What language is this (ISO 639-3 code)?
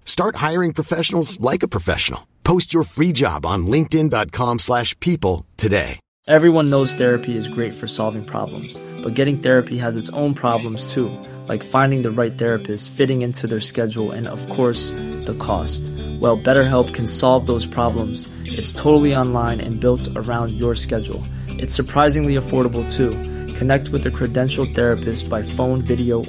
fas